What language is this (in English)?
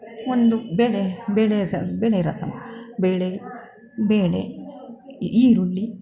Kannada